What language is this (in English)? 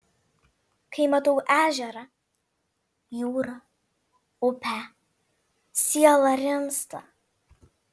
Lithuanian